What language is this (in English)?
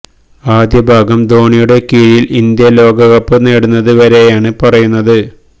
Malayalam